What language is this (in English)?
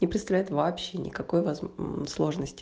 Russian